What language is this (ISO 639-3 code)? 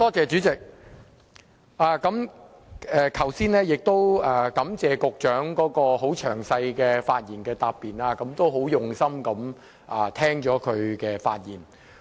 yue